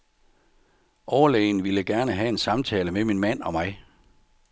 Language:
Danish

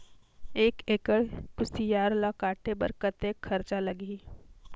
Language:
Chhattisgarhi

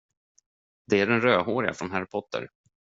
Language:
Swedish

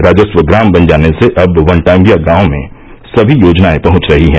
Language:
Hindi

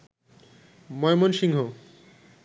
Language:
Bangla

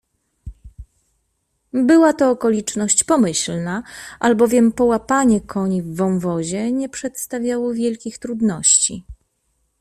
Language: Polish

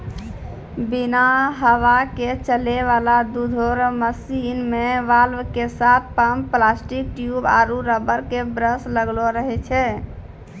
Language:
Maithili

